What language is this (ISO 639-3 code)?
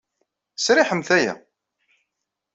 kab